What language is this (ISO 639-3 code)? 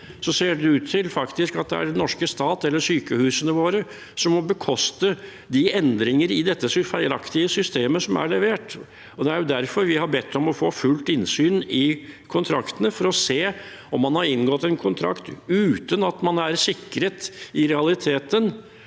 nor